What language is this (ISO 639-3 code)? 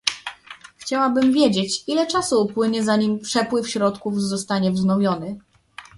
pol